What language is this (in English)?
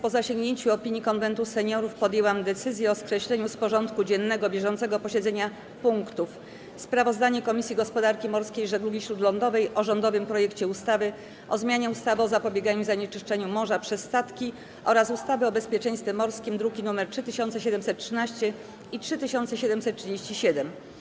Polish